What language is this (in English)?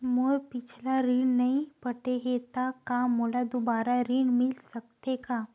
Chhattisgarhi